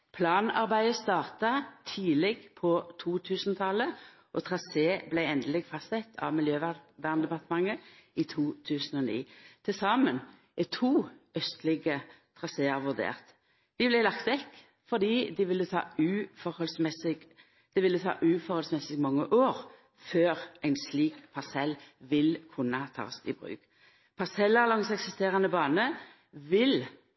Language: Norwegian Nynorsk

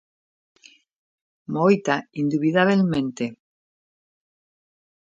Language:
Galician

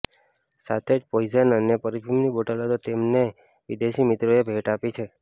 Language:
Gujarati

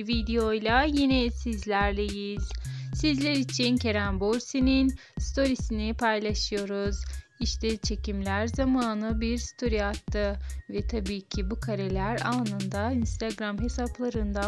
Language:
Turkish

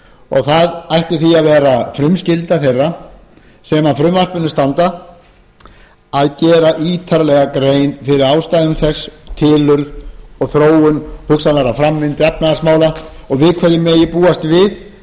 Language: Icelandic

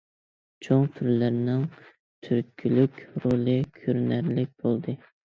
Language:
Uyghur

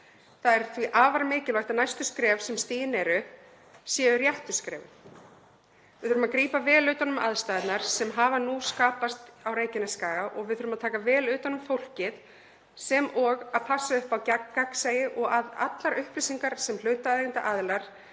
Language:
Icelandic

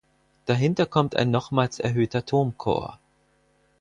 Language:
German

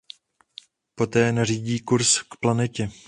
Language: Czech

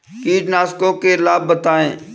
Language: Hindi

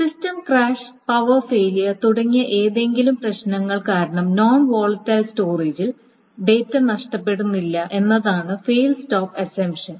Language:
Malayalam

